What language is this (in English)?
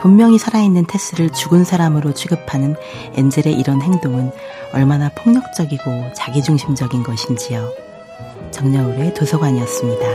Korean